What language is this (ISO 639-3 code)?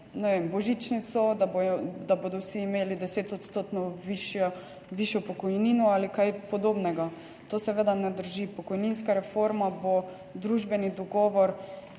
slv